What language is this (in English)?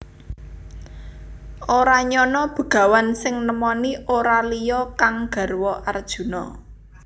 Javanese